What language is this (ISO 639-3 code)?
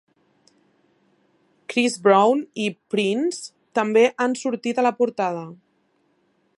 cat